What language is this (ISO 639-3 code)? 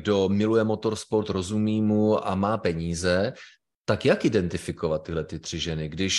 ces